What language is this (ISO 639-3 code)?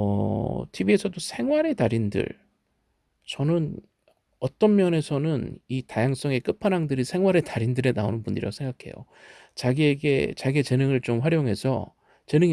kor